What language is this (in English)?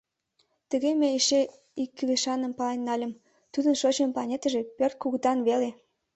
Mari